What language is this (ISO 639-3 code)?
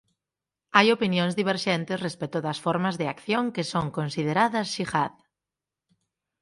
glg